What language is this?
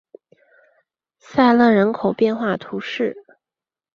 Chinese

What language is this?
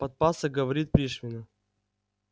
Russian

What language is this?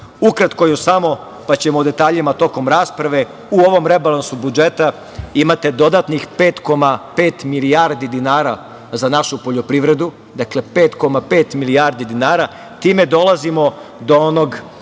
Serbian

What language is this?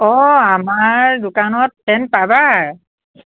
Assamese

